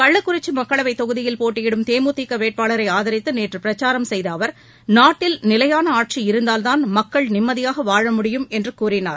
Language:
Tamil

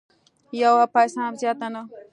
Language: Pashto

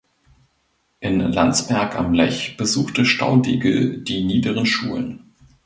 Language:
German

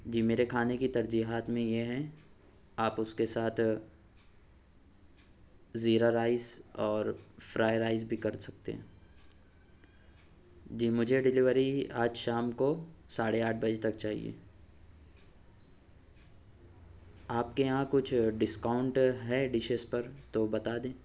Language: Urdu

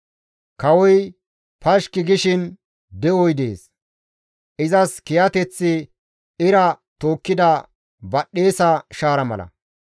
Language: Gamo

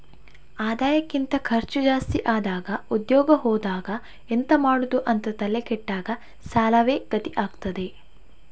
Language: Kannada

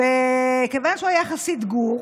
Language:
Hebrew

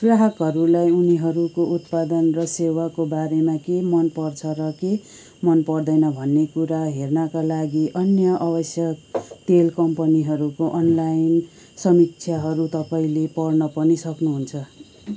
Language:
Nepali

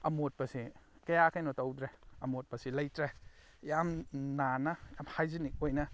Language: Manipuri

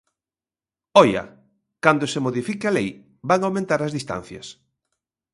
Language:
Galician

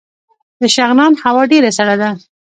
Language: Pashto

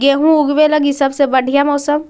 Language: Magahi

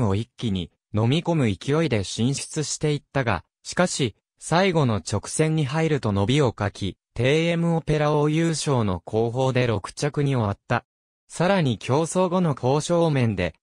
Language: Japanese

